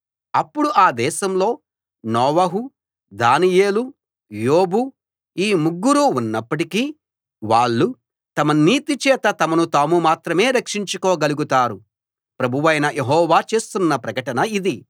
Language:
Telugu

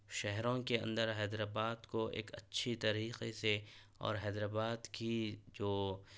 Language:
Urdu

